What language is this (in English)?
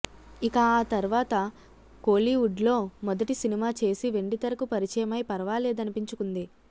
Telugu